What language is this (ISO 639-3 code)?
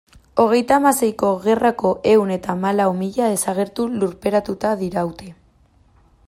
eus